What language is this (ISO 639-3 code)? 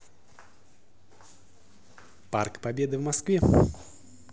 rus